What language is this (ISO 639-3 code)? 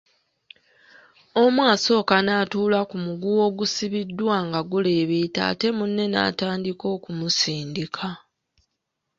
lug